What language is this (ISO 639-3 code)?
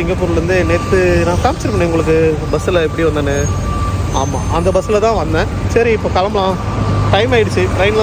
ara